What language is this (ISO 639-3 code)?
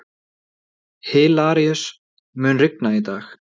isl